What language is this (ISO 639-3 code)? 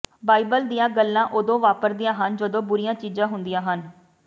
pan